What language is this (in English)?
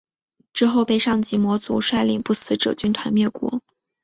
Chinese